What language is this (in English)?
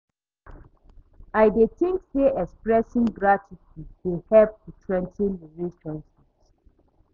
Nigerian Pidgin